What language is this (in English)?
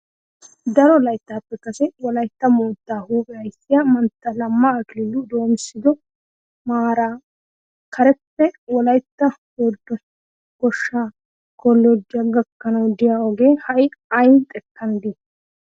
Wolaytta